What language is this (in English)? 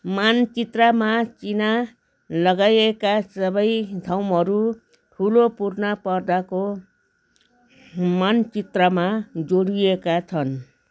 Nepali